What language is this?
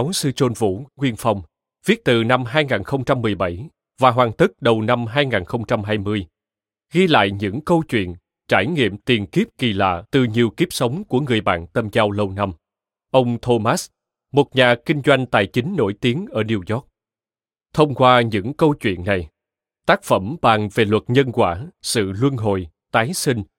Vietnamese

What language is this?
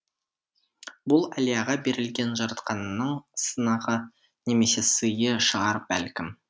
Kazakh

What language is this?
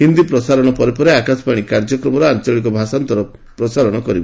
Odia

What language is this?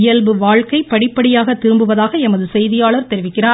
Tamil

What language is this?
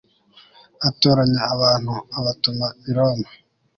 Kinyarwanda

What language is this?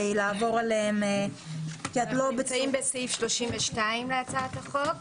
Hebrew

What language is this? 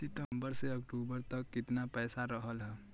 Bhojpuri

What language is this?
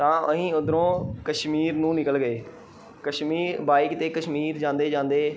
Punjabi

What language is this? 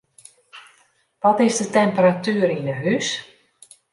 Western Frisian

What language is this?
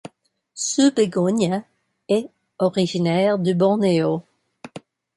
French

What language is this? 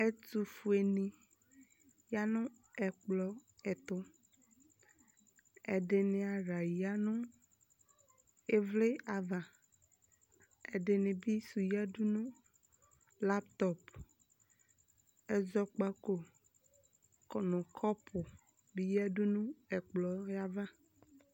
Ikposo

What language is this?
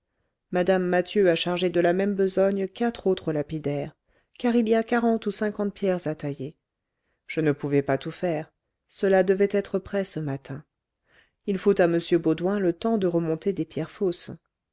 French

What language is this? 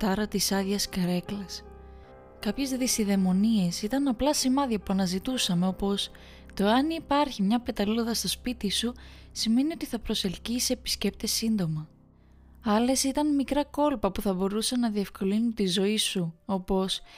Greek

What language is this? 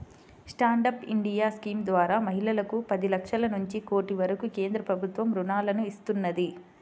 Telugu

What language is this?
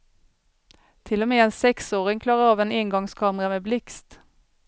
Swedish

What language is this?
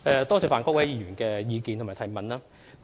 Cantonese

